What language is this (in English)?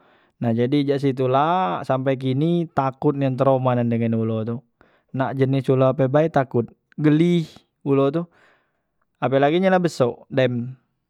Musi